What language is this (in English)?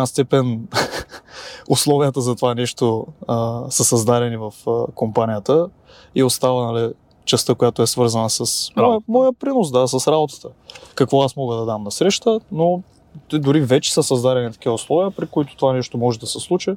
Bulgarian